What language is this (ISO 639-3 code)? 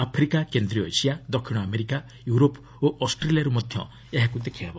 ori